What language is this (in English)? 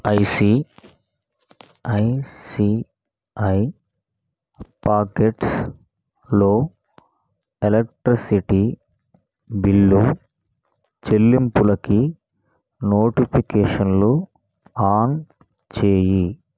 Telugu